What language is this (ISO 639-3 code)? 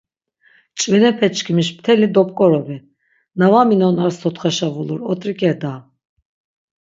lzz